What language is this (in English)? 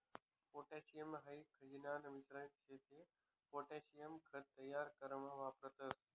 Marathi